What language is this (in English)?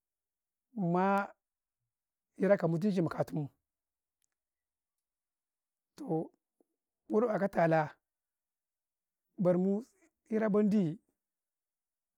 Karekare